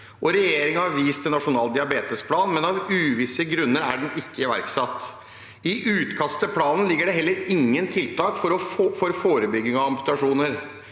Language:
Norwegian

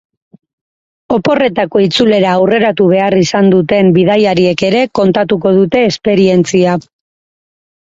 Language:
Basque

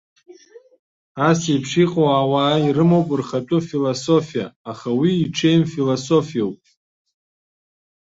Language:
Abkhazian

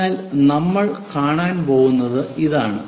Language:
Malayalam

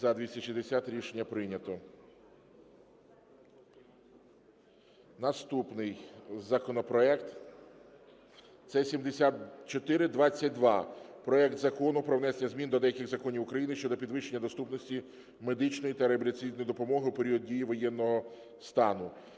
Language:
Ukrainian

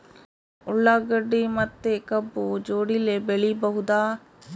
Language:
Kannada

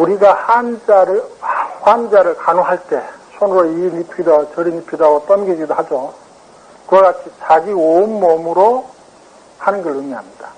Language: Korean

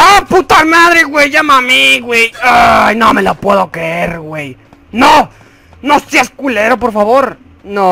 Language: Spanish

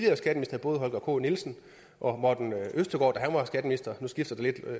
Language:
Danish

